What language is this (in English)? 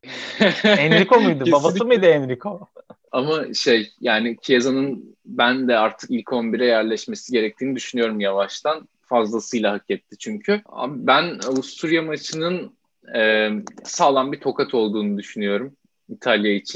Turkish